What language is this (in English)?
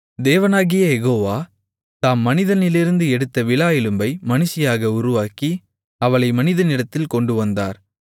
Tamil